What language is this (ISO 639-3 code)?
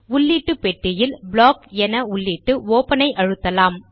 tam